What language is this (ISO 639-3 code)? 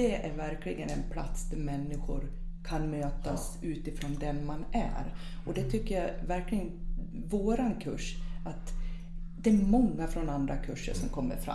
swe